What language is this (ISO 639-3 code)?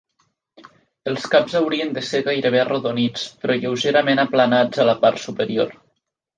cat